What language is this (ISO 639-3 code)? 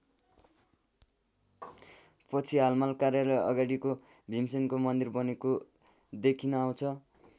nep